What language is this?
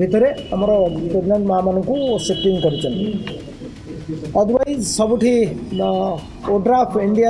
English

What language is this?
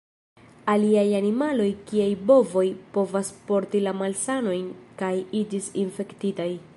Esperanto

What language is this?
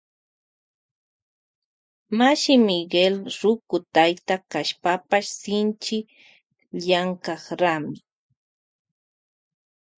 Loja Highland Quichua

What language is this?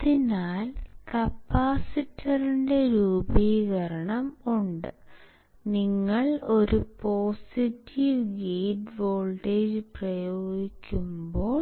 Malayalam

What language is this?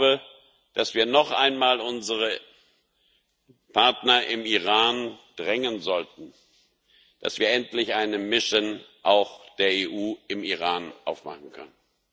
German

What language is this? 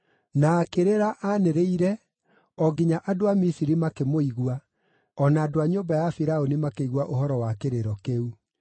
Kikuyu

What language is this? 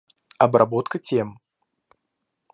Russian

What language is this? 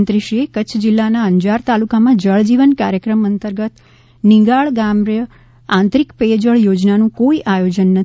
Gujarati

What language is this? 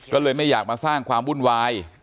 Thai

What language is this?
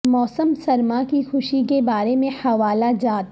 Urdu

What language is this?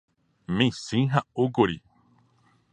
Guarani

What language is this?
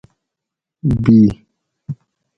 Gawri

